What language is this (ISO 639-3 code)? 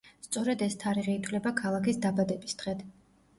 kat